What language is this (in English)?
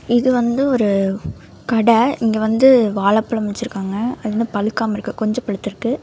Tamil